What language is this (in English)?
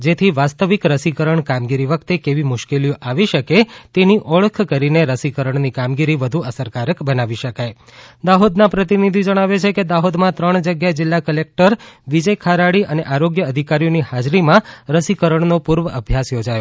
Gujarati